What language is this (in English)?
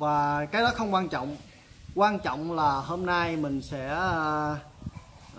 Vietnamese